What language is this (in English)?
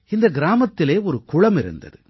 Tamil